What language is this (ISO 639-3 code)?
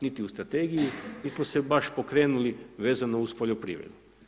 hrv